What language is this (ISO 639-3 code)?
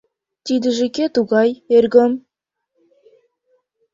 chm